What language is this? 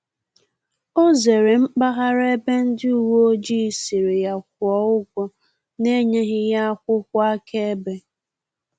Igbo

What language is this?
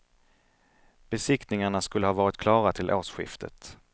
Swedish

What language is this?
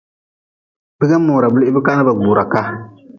Nawdm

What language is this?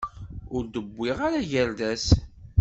Kabyle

